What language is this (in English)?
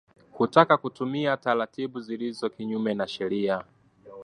Swahili